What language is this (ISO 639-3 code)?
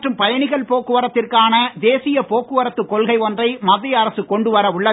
tam